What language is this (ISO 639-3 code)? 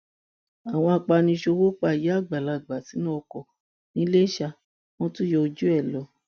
yor